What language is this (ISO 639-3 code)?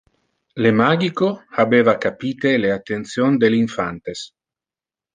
ina